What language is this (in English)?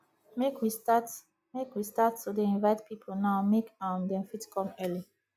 Nigerian Pidgin